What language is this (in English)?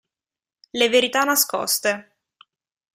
Italian